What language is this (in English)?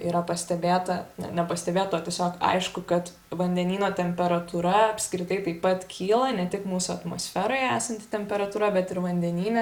Lithuanian